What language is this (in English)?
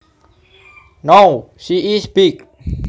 Javanese